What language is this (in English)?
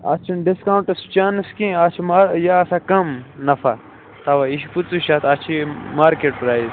Kashmiri